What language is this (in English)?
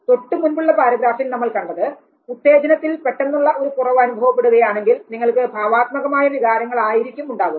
Malayalam